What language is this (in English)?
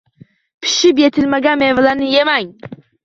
Uzbek